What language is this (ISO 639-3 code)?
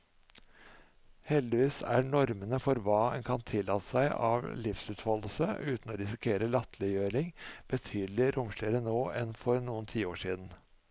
nor